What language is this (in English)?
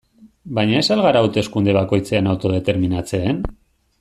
Basque